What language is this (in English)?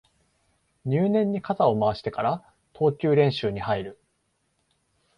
Japanese